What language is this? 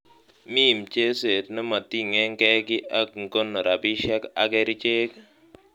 Kalenjin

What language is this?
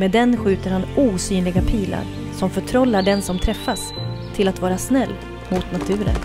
Swedish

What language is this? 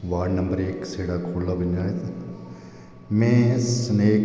Dogri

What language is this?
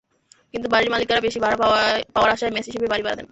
Bangla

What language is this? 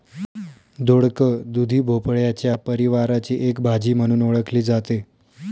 Marathi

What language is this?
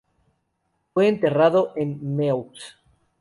Spanish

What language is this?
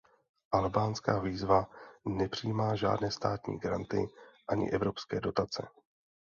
Czech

